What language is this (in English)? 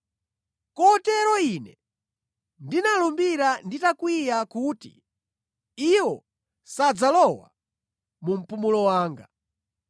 Nyanja